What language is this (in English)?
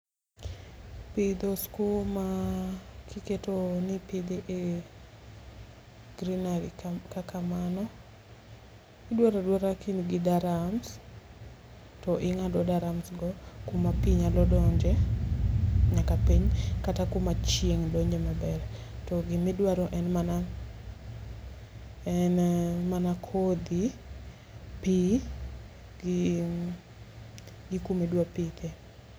Luo (Kenya and Tanzania)